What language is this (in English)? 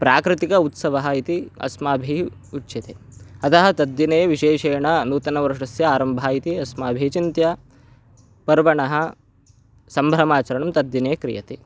Sanskrit